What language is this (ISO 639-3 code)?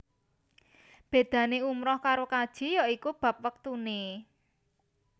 jav